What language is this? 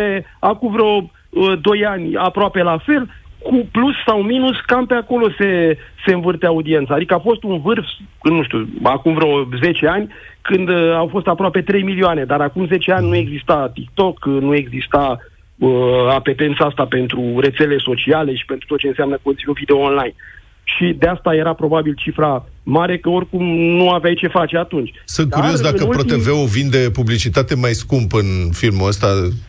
Romanian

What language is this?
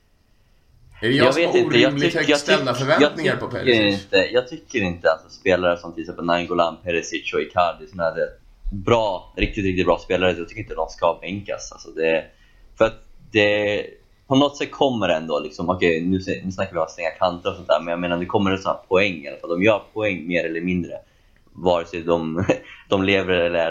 Swedish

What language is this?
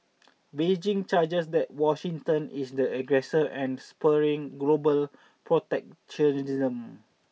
English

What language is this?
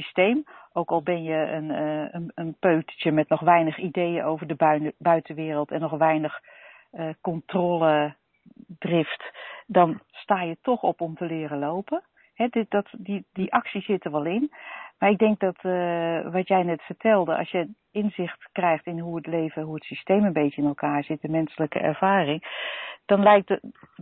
Dutch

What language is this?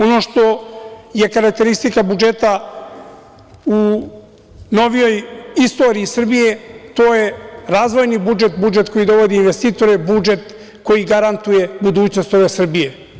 Serbian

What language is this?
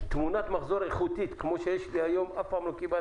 Hebrew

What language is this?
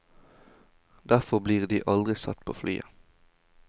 Norwegian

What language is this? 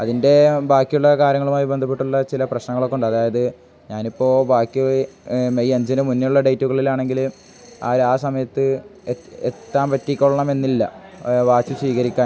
Malayalam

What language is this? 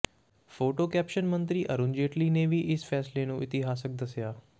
Punjabi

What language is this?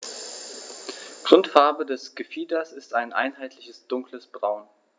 German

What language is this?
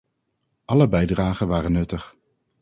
Dutch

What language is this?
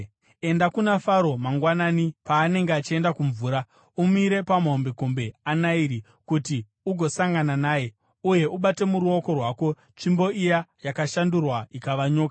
Shona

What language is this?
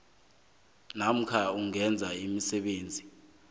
South Ndebele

